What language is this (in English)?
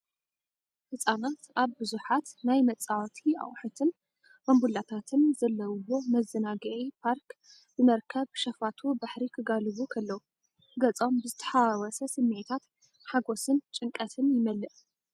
Tigrinya